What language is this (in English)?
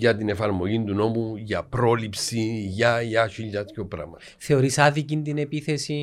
Greek